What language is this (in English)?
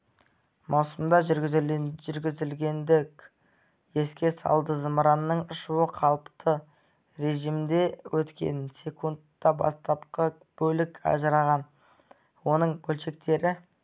Kazakh